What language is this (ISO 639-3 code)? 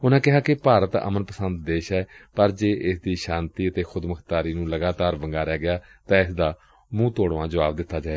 pan